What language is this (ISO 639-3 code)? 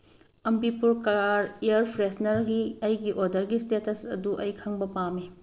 mni